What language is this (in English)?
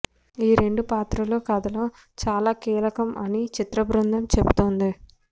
Telugu